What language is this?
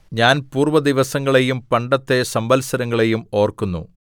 Malayalam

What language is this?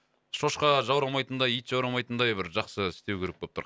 Kazakh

